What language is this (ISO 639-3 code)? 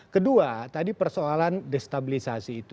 ind